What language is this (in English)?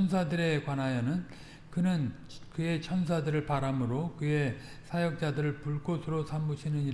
Korean